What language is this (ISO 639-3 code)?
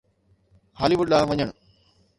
snd